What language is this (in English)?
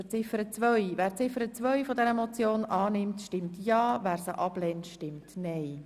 Swiss German